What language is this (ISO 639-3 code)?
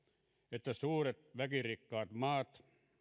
fin